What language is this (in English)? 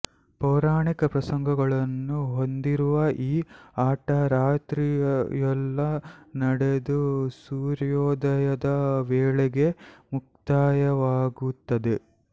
Kannada